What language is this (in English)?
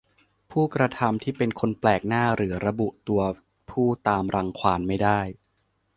Thai